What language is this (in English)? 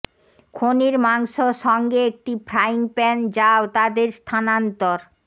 Bangla